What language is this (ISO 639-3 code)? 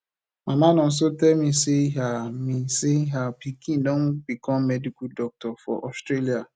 pcm